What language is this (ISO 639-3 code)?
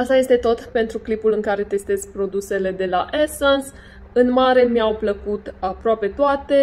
ron